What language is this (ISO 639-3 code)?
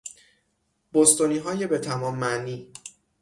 fas